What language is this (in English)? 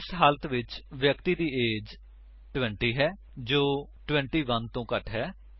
Punjabi